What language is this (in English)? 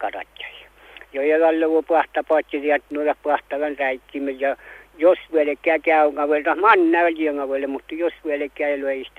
Finnish